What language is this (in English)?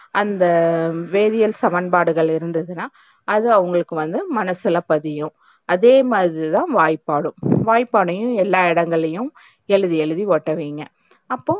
Tamil